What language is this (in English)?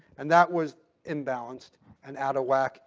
English